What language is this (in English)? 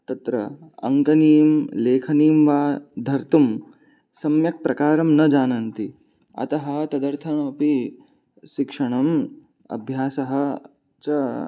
Sanskrit